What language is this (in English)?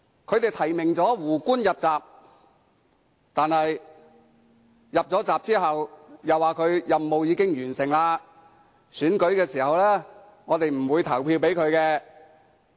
Cantonese